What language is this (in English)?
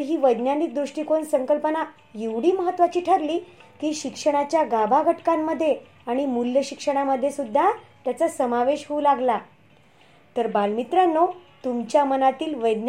Marathi